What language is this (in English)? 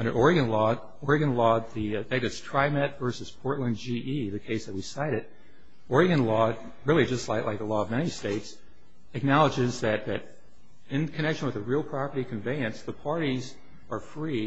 English